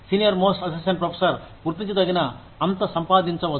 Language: Telugu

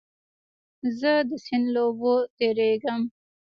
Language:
Pashto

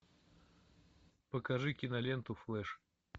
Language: Russian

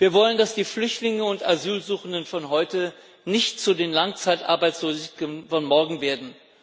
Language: German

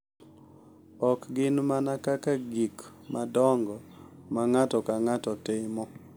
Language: Luo (Kenya and Tanzania)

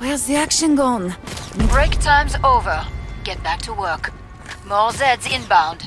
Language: English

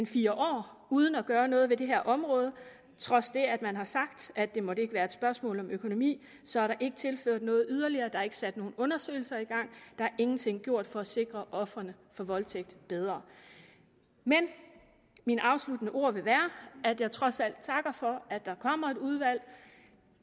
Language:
Danish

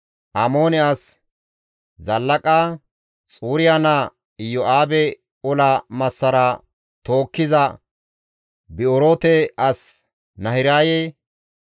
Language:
Gamo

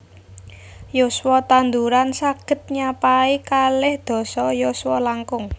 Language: Javanese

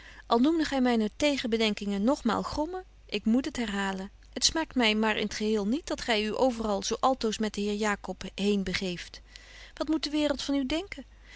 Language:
Dutch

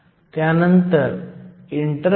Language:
Marathi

